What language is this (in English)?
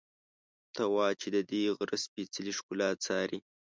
Pashto